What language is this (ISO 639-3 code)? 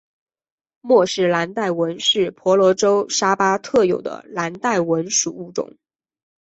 zho